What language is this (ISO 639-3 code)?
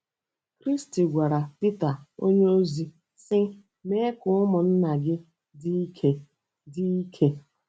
ibo